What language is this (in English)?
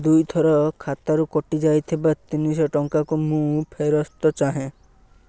Odia